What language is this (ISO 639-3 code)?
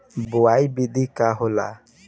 bho